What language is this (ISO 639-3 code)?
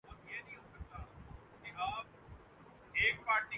urd